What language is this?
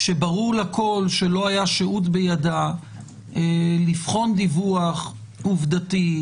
Hebrew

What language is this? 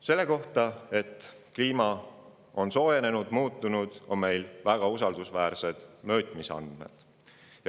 Estonian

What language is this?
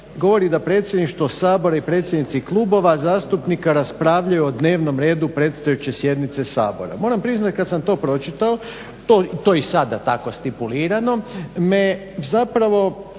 Croatian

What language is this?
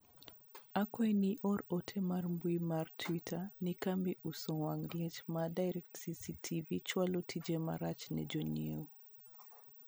Luo (Kenya and Tanzania)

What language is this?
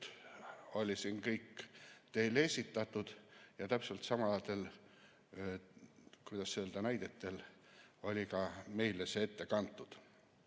Estonian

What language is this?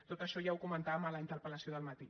Catalan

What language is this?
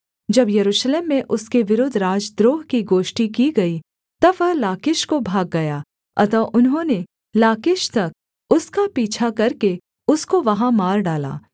Hindi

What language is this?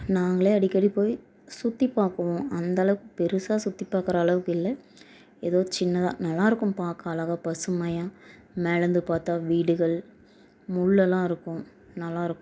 Tamil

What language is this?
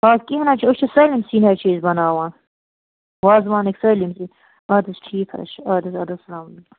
Kashmiri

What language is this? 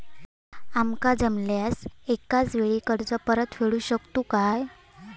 Marathi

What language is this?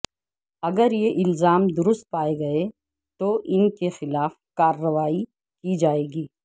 Urdu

